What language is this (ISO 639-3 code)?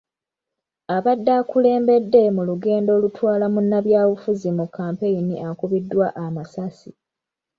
lug